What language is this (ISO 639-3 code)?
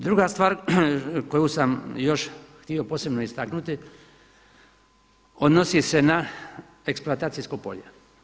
hrv